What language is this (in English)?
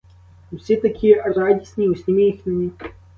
Ukrainian